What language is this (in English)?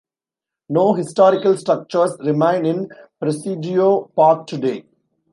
English